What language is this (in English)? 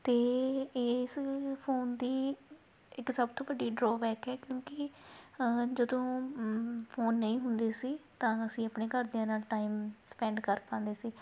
Punjabi